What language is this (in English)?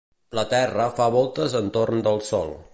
Catalan